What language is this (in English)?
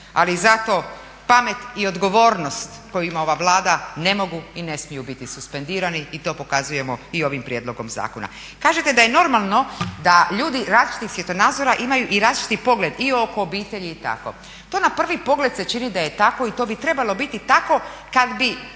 Croatian